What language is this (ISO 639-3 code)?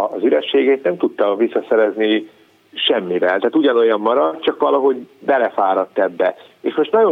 hun